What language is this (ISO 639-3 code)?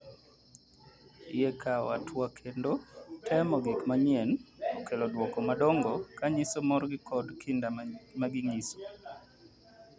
luo